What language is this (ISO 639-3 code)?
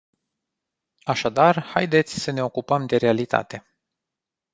ron